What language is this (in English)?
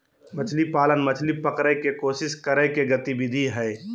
Magahi